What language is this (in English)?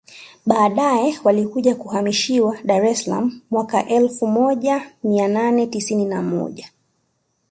Swahili